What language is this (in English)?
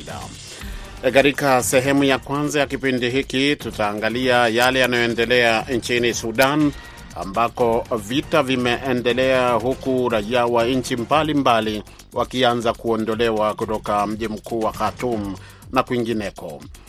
Swahili